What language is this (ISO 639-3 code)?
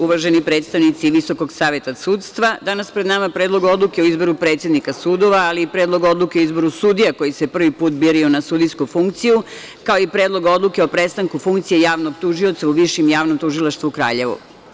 srp